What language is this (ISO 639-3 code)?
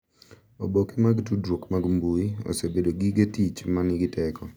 luo